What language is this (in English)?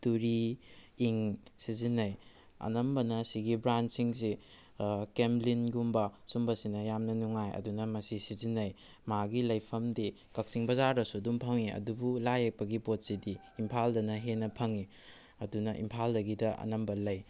Manipuri